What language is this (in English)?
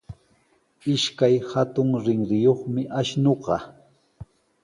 Sihuas Ancash Quechua